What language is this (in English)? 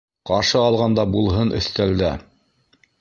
Bashkir